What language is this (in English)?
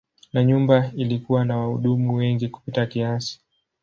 Swahili